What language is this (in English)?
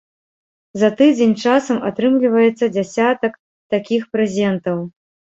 Belarusian